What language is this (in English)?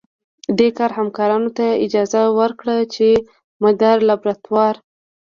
Pashto